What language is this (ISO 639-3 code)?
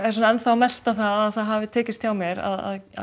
isl